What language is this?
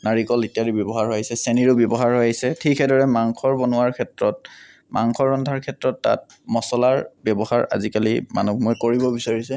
Assamese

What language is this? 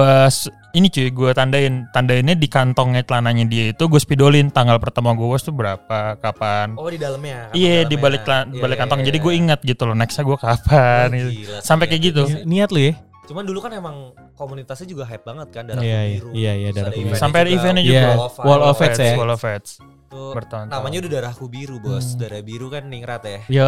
Indonesian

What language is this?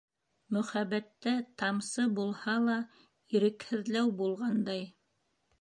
Bashkir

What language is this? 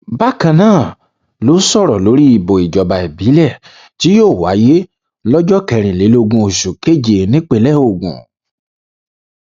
Yoruba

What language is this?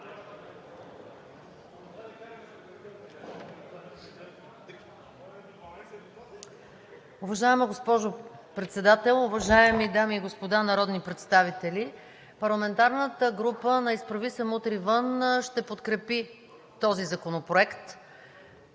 Bulgarian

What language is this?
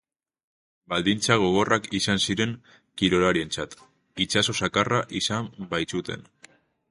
Basque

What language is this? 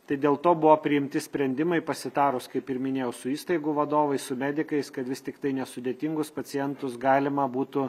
Lithuanian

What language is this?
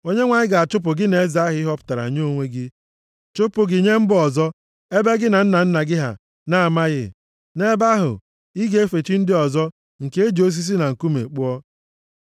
Igbo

